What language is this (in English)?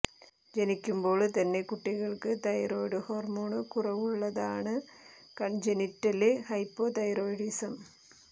Malayalam